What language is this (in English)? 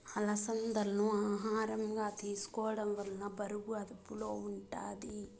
Telugu